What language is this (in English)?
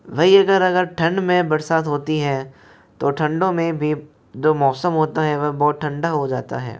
Hindi